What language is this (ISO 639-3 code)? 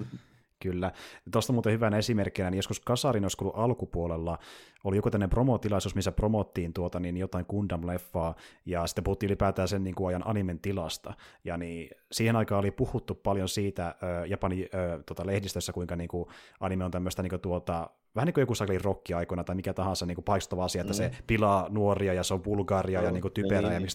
fin